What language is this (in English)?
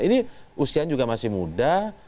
Indonesian